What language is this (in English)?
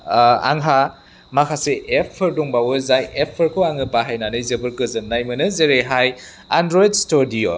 Bodo